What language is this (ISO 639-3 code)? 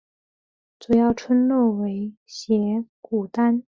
zho